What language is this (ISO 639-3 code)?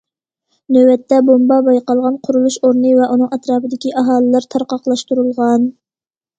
uig